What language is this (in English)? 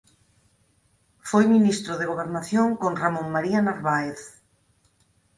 Galician